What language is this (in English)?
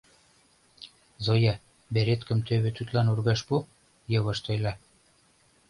Mari